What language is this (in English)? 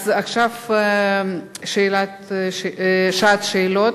Hebrew